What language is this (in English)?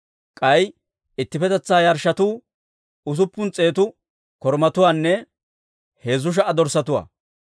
Dawro